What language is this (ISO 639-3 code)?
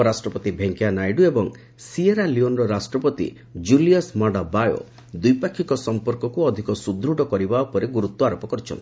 ori